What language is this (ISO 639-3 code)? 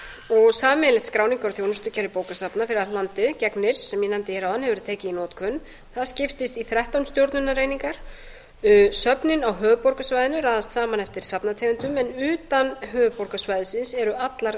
isl